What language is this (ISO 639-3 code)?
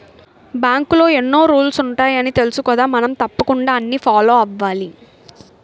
tel